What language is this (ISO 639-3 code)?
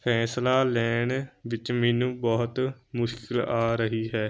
pan